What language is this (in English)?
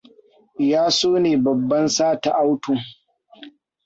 Hausa